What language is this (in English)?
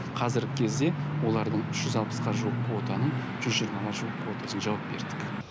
Kazakh